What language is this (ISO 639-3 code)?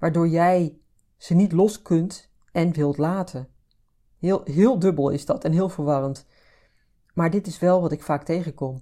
nld